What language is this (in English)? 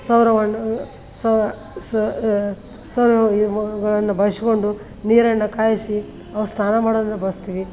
Kannada